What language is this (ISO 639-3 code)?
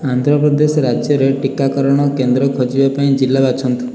ori